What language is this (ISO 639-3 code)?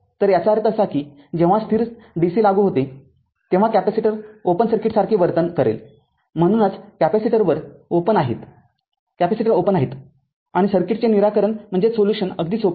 mar